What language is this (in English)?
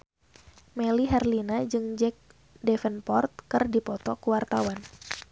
Sundanese